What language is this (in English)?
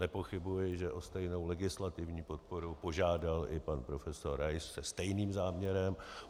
Czech